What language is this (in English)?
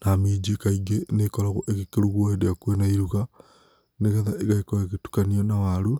Kikuyu